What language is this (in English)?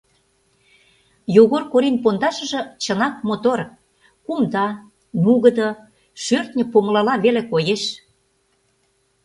Mari